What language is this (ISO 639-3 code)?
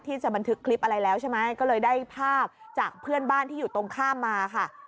tha